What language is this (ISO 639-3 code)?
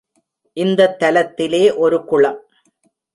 tam